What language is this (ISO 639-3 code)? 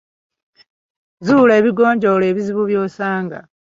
lug